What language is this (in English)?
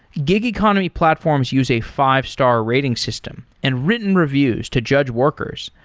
English